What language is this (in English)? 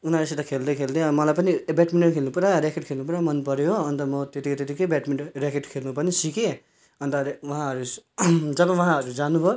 Nepali